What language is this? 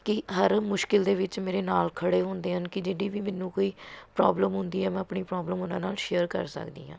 Punjabi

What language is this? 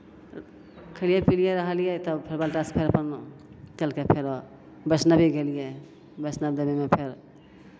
Maithili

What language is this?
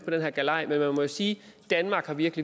Danish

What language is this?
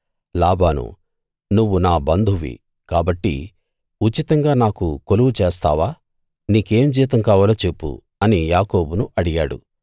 Telugu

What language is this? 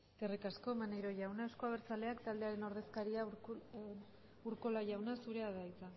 Basque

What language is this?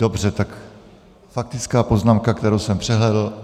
Czech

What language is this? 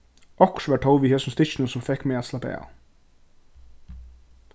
Faroese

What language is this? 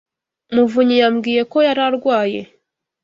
Kinyarwanda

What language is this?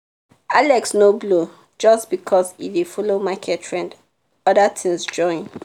Nigerian Pidgin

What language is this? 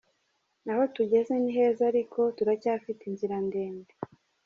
Kinyarwanda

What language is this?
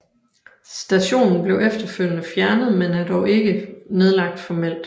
Danish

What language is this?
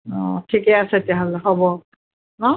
Assamese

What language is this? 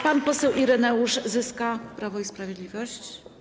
Polish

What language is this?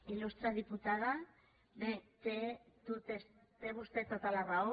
Catalan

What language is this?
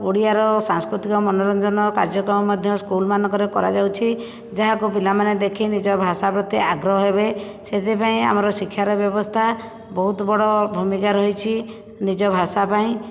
Odia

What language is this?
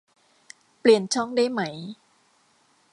Thai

